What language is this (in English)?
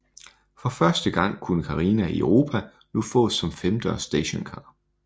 Danish